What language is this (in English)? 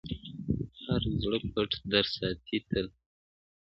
Pashto